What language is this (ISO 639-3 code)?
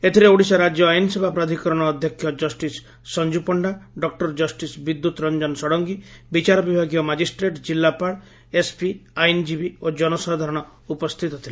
ori